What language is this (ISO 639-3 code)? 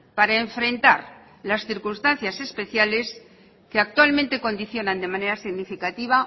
spa